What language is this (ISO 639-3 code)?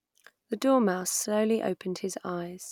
eng